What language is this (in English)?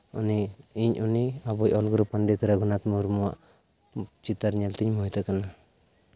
Santali